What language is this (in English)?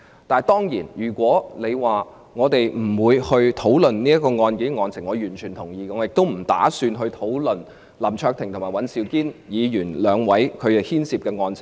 Cantonese